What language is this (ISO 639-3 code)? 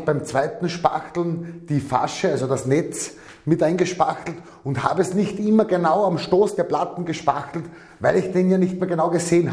deu